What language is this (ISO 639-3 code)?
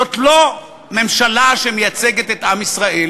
heb